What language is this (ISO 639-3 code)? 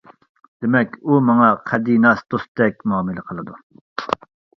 uig